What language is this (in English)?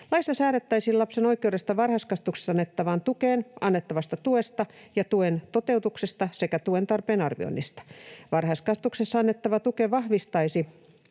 Finnish